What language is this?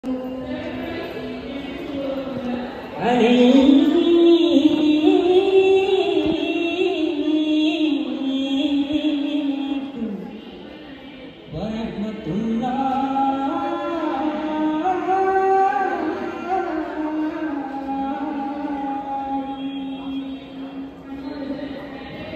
Arabic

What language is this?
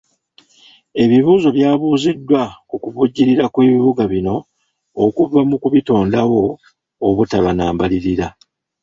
Ganda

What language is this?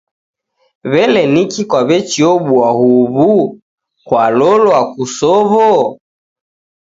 Taita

